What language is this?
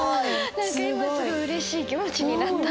Japanese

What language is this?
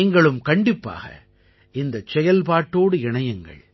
Tamil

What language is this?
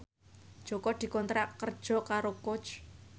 Javanese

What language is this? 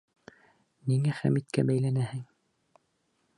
Bashkir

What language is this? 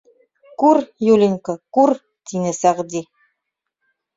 Bashkir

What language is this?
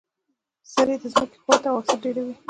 Pashto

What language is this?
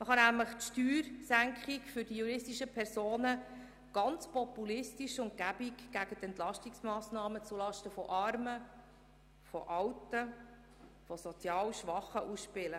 Swiss German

